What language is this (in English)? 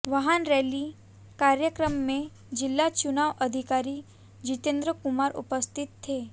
Hindi